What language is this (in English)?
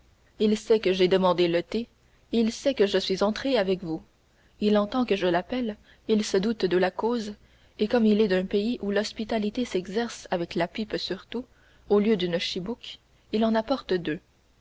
French